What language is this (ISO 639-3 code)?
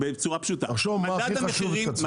heb